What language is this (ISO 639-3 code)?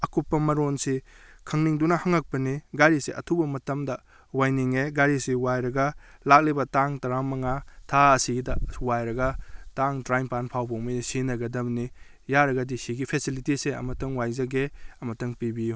mni